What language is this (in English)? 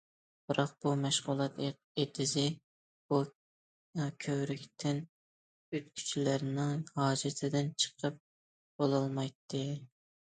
Uyghur